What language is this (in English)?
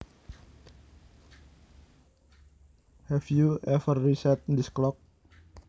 Javanese